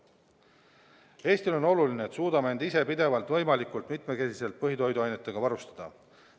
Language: Estonian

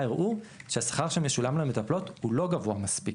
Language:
Hebrew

